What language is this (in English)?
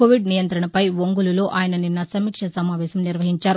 Telugu